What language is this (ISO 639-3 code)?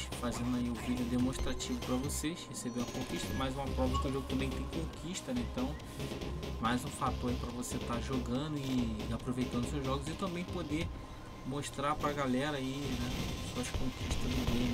por